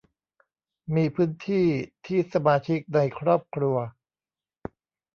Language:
Thai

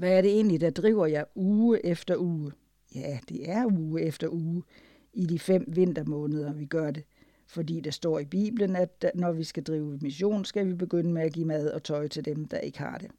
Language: Danish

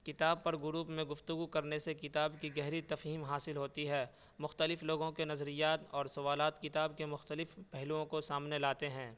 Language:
Urdu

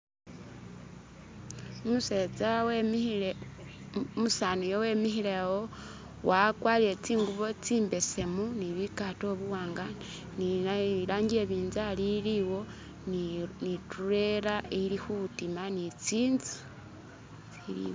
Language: Masaaba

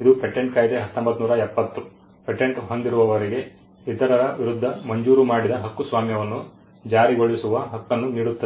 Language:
Kannada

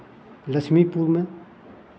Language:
Maithili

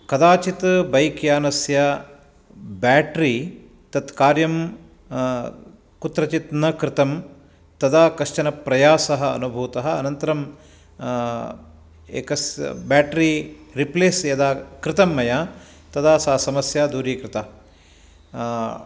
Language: Sanskrit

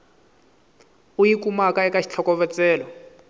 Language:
Tsonga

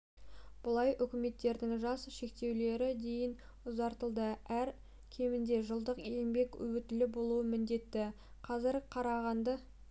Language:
Kazakh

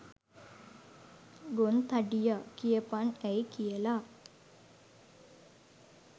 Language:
Sinhala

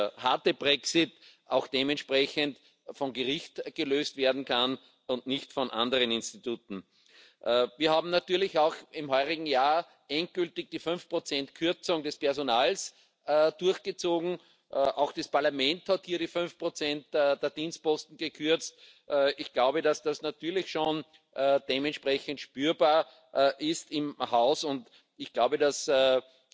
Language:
French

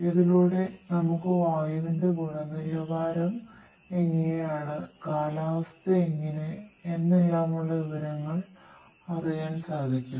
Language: Malayalam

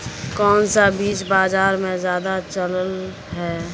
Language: Magahi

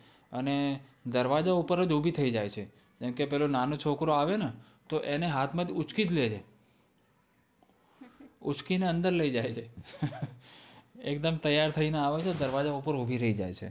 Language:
Gujarati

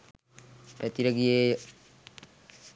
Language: Sinhala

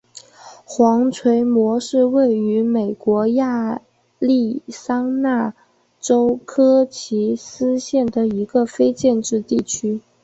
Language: Chinese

